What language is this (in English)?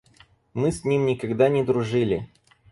Russian